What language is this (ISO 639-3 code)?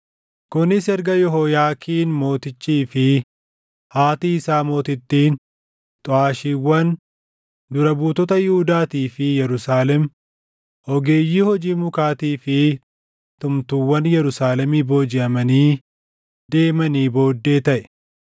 orm